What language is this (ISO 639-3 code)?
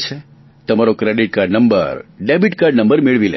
guj